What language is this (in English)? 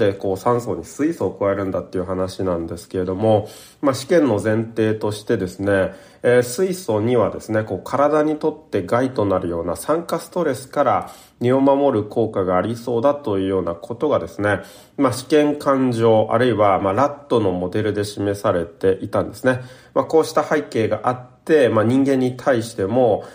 Japanese